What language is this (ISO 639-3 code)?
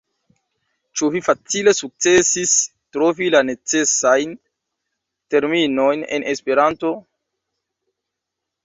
epo